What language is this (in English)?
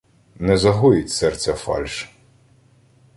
Ukrainian